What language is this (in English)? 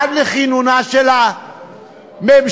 Hebrew